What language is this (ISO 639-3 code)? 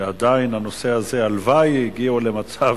heb